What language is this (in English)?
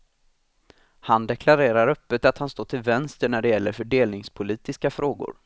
Swedish